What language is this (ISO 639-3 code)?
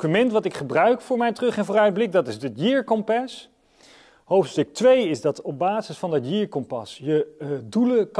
nld